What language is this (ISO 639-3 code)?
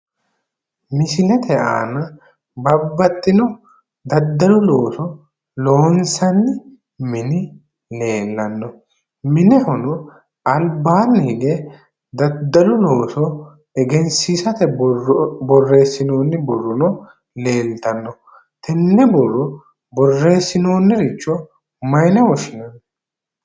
sid